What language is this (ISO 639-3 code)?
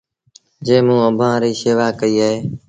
sbn